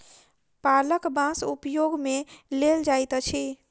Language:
Maithili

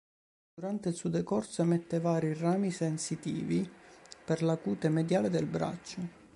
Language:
Italian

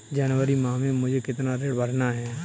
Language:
Hindi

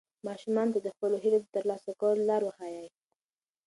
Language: Pashto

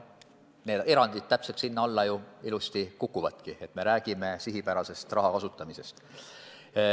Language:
Estonian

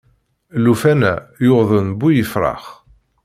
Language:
Kabyle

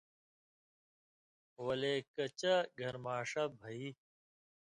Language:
Indus Kohistani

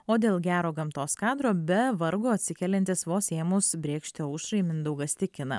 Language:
Lithuanian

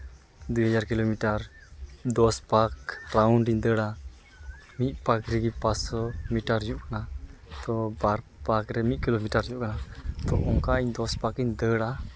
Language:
Santali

